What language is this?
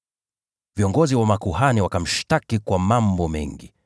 Swahili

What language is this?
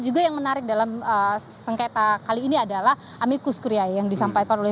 Indonesian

